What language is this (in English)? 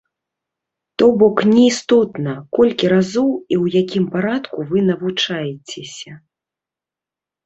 Belarusian